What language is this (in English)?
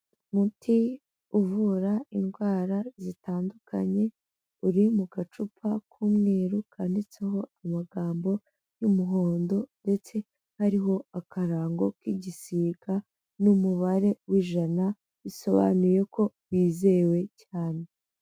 Kinyarwanda